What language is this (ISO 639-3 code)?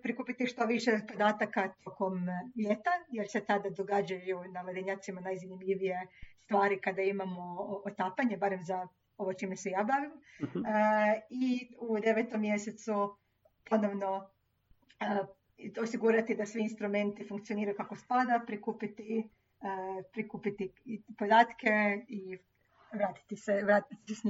hrv